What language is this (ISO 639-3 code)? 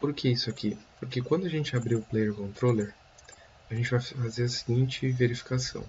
por